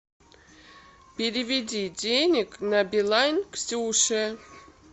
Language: Russian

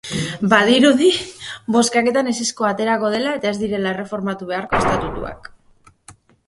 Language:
Basque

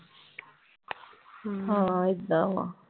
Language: Punjabi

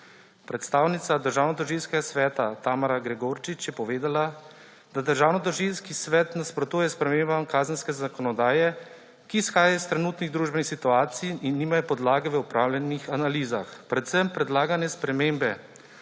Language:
Slovenian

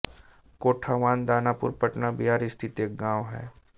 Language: Hindi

